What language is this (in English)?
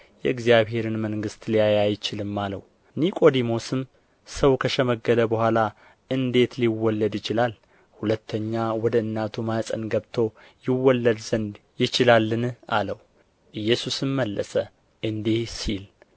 Amharic